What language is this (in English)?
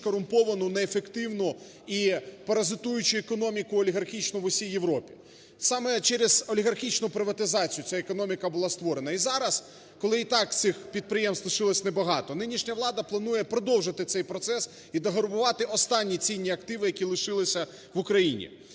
Ukrainian